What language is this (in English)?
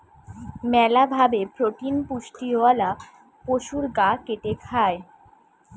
Bangla